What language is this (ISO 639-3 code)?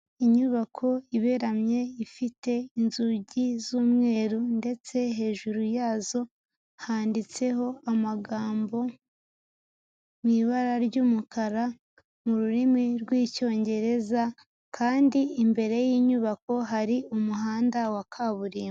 kin